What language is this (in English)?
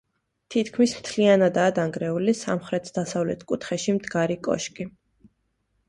Georgian